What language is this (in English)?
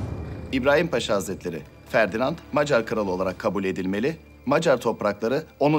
Turkish